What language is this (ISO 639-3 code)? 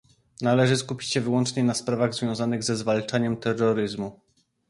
pol